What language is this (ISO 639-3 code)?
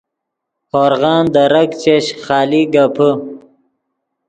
ydg